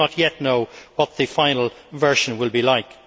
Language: English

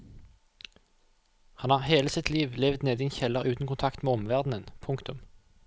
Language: Norwegian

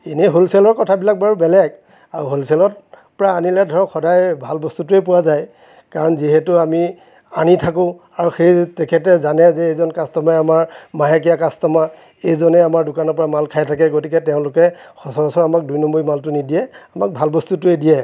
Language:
Assamese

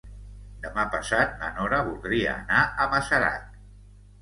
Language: Catalan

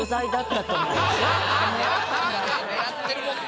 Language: Japanese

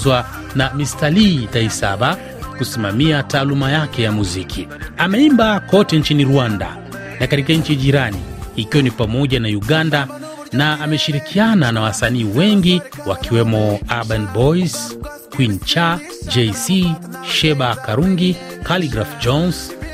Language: Swahili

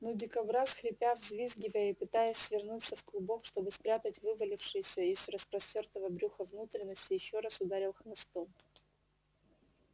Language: Russian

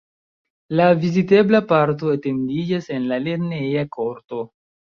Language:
Esperanto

